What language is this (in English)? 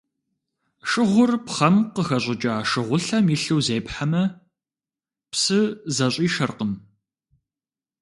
Kabardian